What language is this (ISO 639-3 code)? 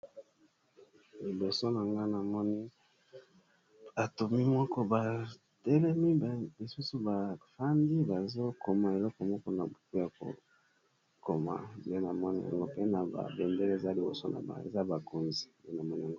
lin